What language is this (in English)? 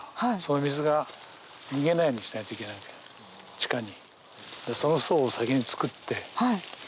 Japanese